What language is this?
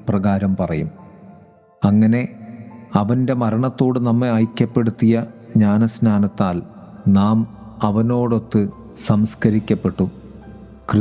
Malayalam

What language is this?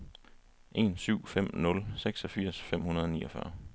Danish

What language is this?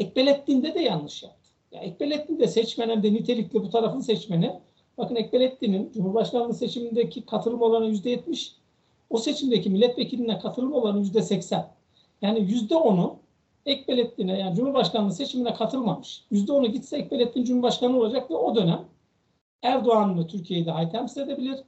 Turkish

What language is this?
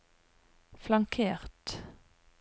Norwegian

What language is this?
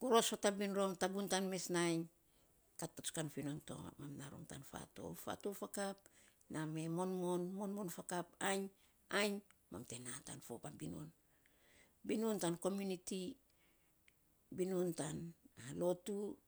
Saposa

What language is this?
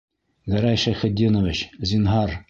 Bashkir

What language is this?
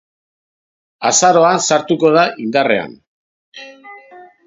Basque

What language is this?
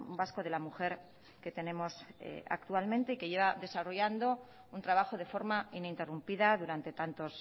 Spanish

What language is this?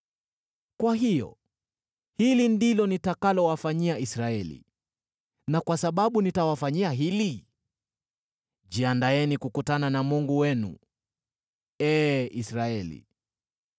Swahili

